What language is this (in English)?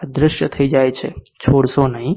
Gujarati